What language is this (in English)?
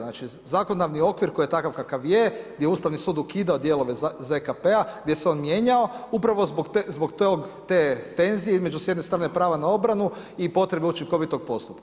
Croatian